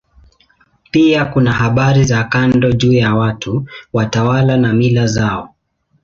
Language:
Swahili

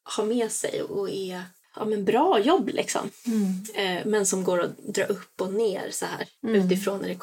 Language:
Swedish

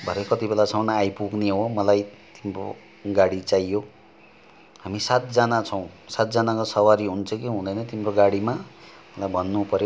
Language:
Nepali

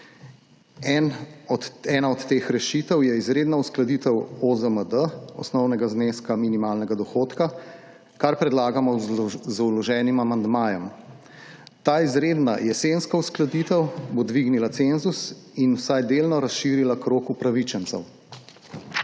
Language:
Slovenian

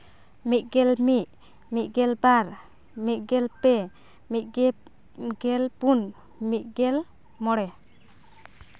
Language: Santali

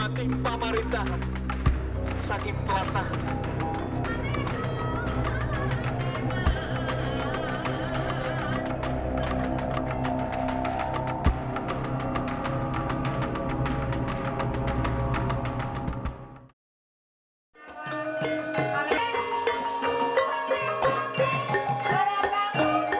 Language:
Indonesian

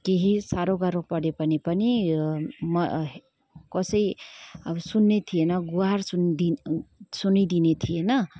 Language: Nepali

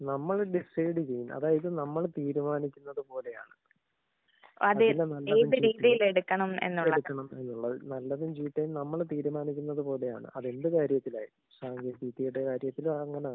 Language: Malayalam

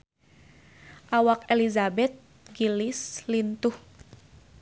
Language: Sundanese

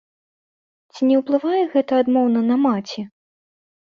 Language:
Belarusian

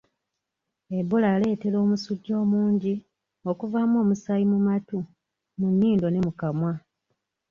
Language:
Ganda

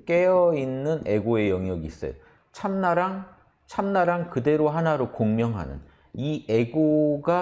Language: Korean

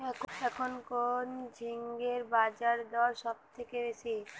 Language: Bangla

